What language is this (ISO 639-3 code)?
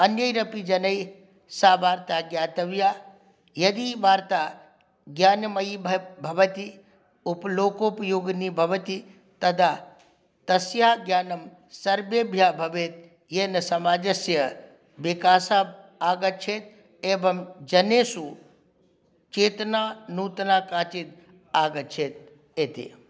san